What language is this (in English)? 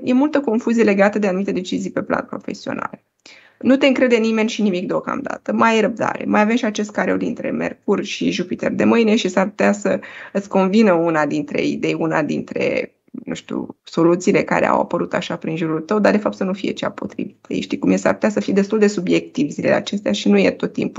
Romanian